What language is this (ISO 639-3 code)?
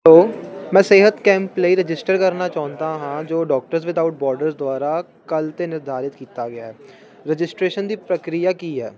pan